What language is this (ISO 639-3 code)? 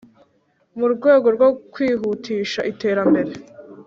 kin